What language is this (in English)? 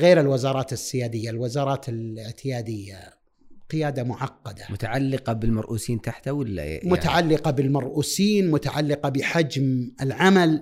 Arabic